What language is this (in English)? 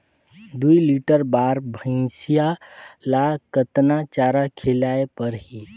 Chhattisgarhi